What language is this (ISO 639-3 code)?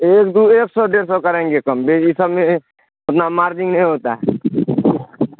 urd